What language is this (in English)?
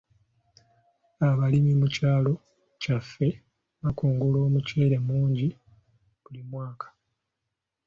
Ganda